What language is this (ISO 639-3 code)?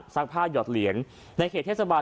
tha